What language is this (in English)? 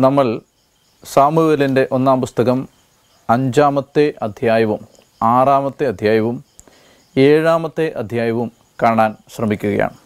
Malayalam